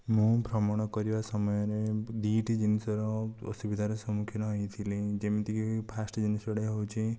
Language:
Odia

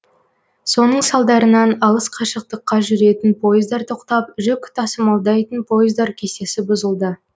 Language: Kazakh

